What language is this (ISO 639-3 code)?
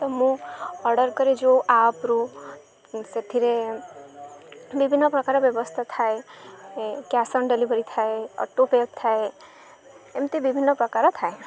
ori